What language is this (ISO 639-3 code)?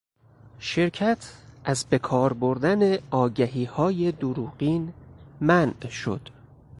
fas